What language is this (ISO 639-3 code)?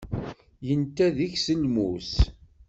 kab